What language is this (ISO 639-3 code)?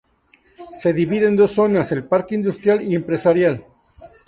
spa